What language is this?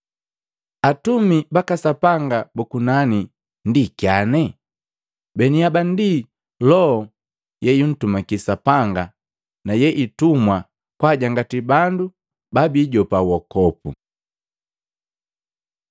Matengo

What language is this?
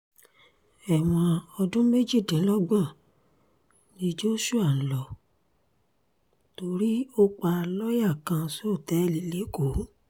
Yoruba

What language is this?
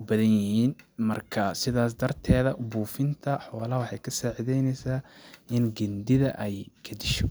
Somali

